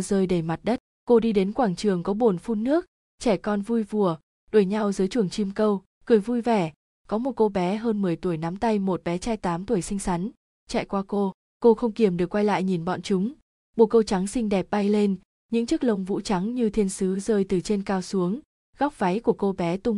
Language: Vietnamese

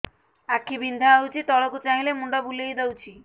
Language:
Odia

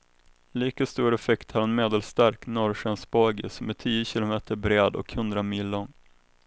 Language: Swedish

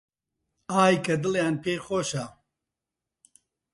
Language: Central Kurdish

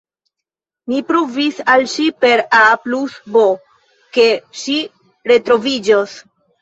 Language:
Esperanto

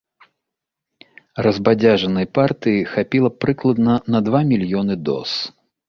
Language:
Belarusian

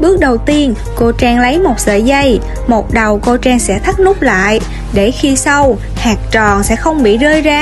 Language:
Vietnamese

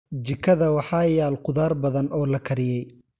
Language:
Somali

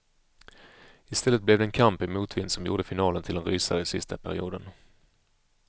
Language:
Swedish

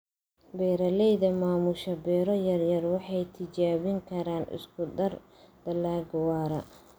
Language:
Somali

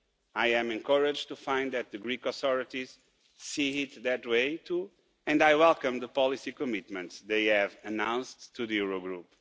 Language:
English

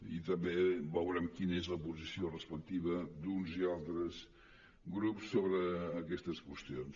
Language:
Catalan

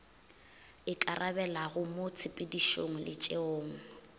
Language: Northern Sotho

